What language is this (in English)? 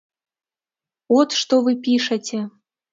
Belarusian